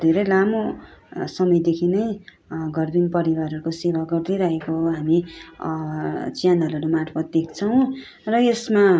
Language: Nepali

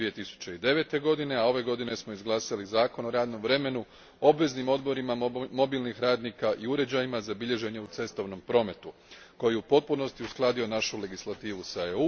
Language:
Croatian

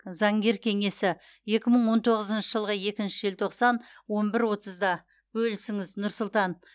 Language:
Kazakh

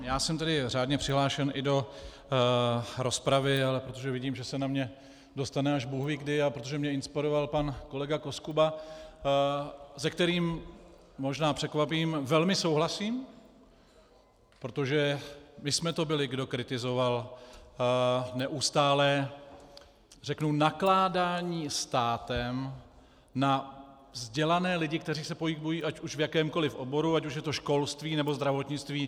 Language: Czech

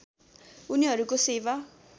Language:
Nepali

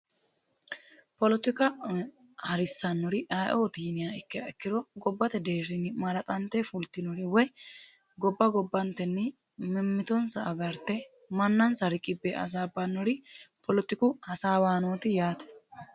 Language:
Sidamo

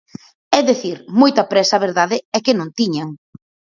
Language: Galician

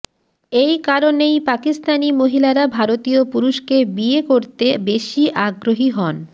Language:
Bangla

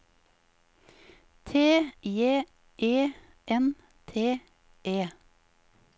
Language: Norwegian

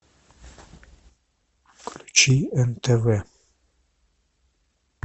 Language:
Russian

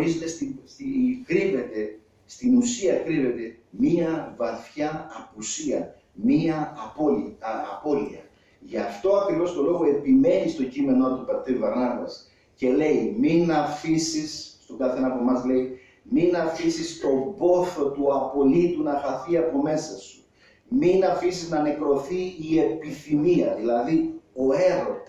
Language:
Greek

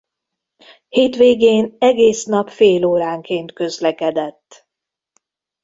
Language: Hungarian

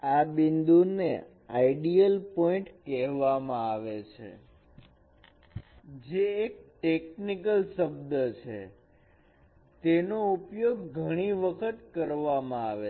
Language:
Gujarati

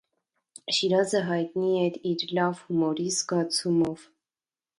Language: Armenian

